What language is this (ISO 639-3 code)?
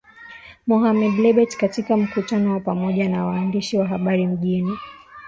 swa